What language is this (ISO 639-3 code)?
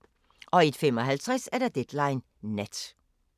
dan